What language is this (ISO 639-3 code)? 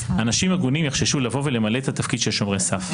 heb